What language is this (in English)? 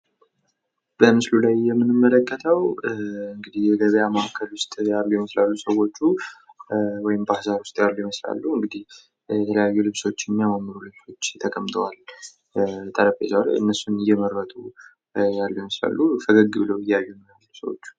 Amharic